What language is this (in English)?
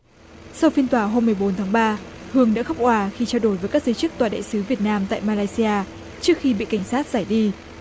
Vietnamese